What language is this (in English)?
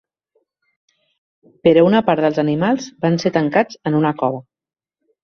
Catalan